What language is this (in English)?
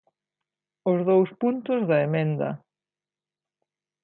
Galician